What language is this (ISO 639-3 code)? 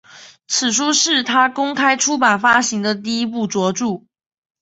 zho